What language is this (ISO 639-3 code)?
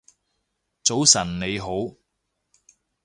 yue